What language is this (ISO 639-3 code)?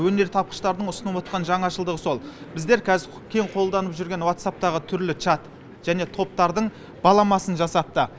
kaz